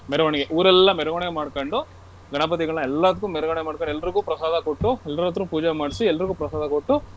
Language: Kannada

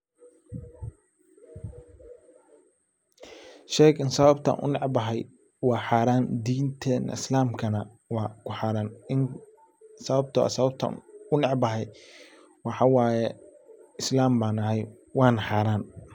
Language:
Somali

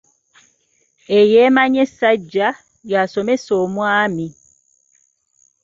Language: Ganda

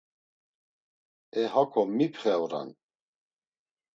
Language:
Laz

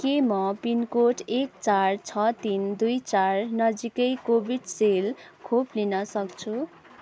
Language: Nepali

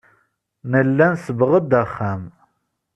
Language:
Kabyle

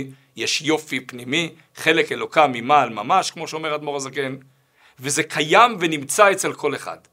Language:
Hebrew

